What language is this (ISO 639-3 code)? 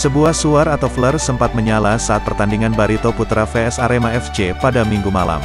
ind